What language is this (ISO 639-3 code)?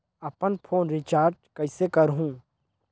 hne